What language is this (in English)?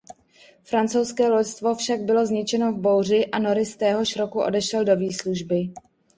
Czech